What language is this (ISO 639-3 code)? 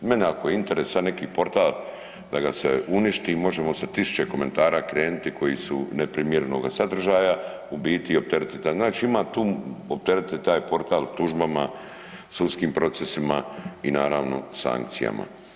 hrv